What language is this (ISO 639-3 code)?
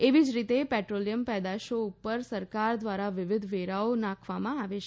guj